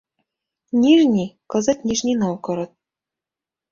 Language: Mari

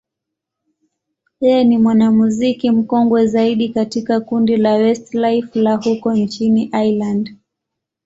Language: Swahili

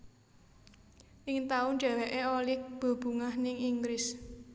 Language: Javanese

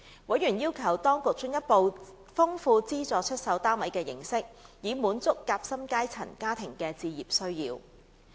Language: Cantonese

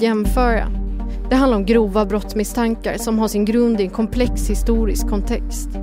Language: Swedish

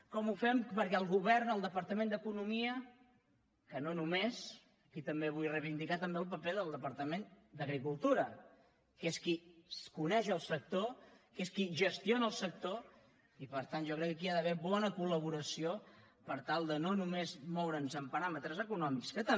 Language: Catalan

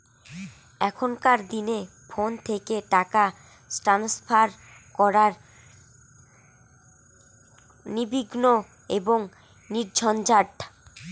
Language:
Bangla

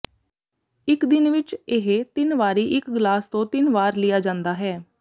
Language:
Punjabi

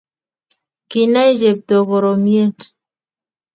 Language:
Kalenjin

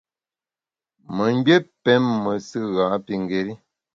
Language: Bamun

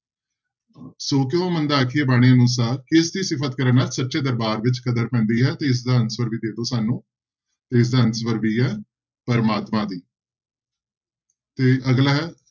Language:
Punjabi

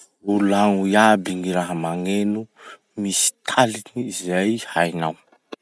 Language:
Masikoro Malagasy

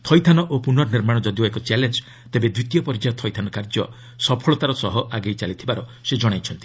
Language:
Odia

